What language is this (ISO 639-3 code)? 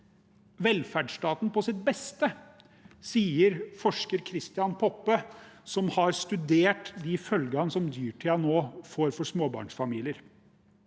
nor